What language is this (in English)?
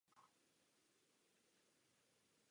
Czech